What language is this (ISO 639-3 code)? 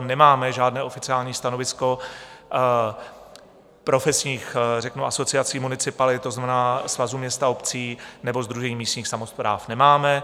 ces